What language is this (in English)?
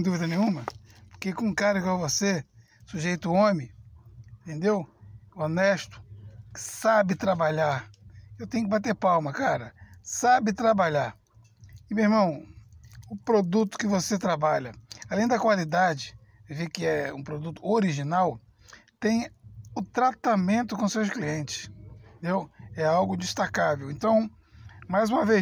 Portuguese